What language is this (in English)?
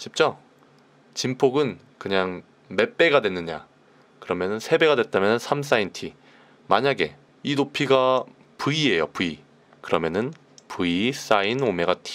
Korean